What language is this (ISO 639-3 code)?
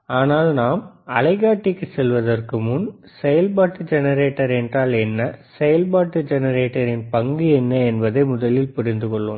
tam